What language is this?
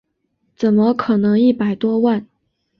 Chinese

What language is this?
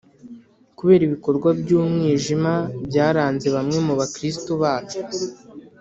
Kinyarwanda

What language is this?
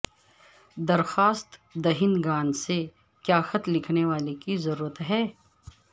Urdu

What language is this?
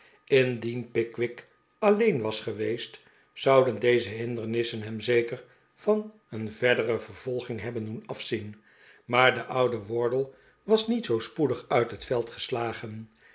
Dutch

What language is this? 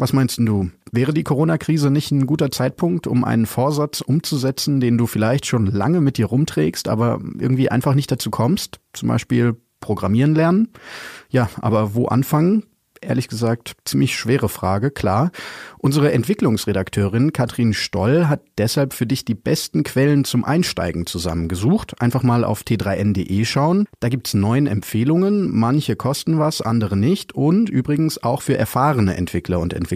German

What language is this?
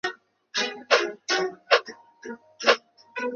Chinese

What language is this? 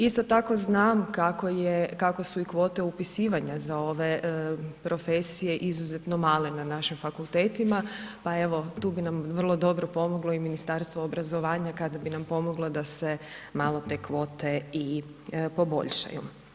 Croatian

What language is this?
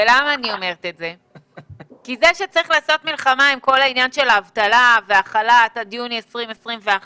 Hebrew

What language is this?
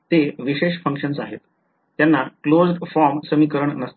Marathi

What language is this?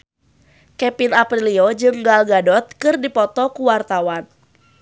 Sundanese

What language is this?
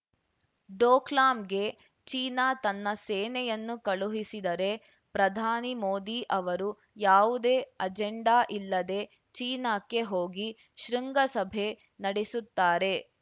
Kannada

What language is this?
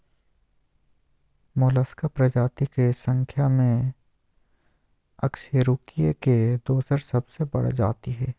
Magahi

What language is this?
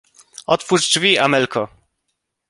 Polish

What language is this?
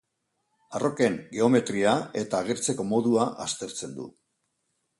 Basque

